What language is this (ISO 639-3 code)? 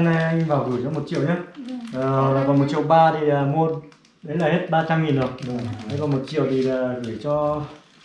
vie